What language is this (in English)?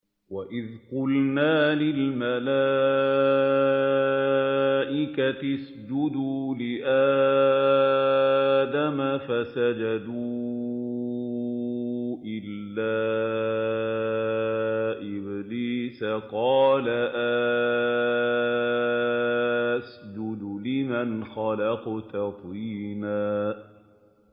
Arabic